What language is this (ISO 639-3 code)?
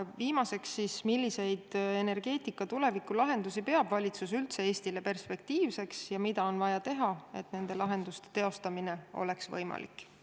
est